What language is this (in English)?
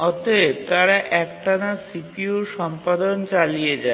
Bangla